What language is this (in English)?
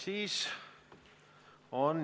Estonian